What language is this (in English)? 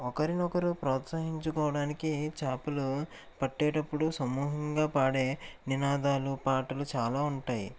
Telugu